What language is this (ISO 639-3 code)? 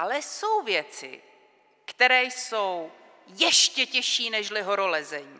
ces